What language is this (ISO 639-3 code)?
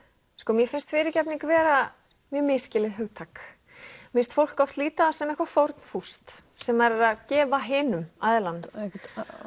isl